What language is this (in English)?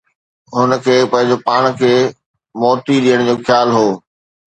Sindhi